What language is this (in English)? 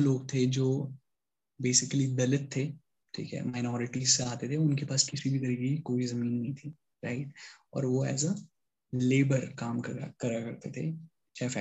Hindi